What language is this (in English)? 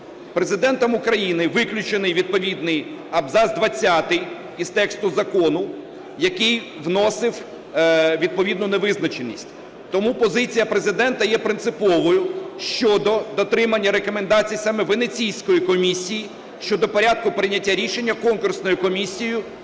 Ukrainian